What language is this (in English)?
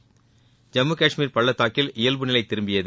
Tamil